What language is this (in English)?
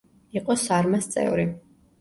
Georgian